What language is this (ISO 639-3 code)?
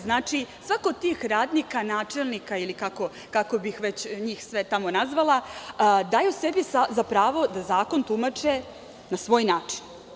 srp